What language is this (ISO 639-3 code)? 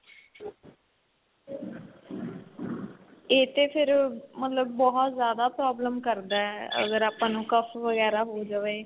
pan